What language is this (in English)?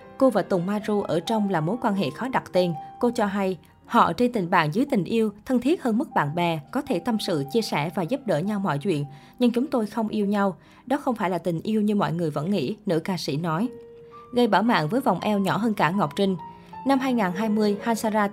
Vietnamese